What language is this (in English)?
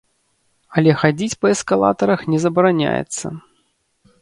Belarusian